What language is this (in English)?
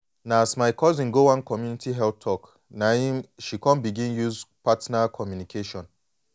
Nigerian Pidgin